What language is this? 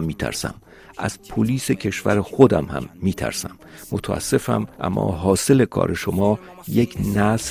Persian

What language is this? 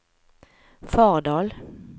Norwegian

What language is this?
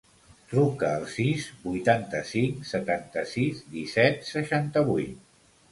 Catalan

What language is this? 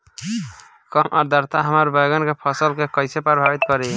Bhojpuri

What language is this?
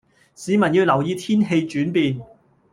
Cantonese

